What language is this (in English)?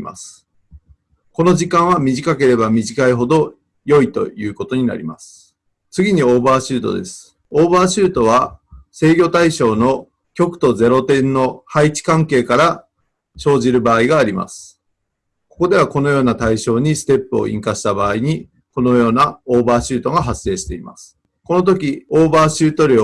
Japanese